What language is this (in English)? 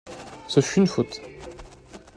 French